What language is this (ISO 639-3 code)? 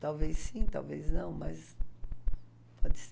por